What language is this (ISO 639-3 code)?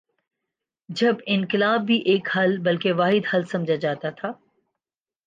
urd